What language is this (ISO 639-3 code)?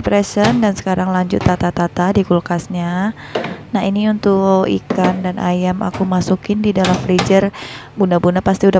ind